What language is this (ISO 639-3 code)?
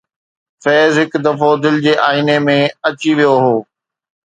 snd